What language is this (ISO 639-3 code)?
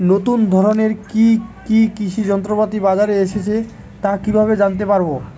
ben